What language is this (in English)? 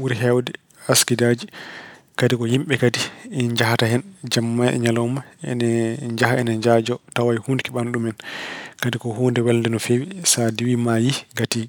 Fula